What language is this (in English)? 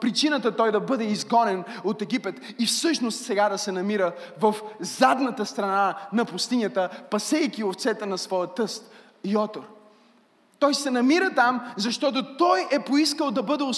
Bulgarian